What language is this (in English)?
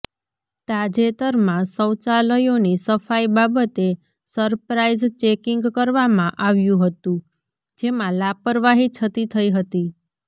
Gujarati